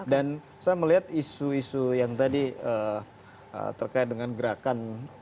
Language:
Indonesian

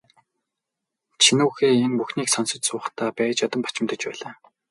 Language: Mongolian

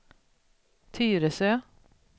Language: Swedish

